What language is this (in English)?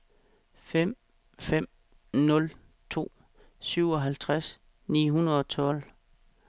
Danish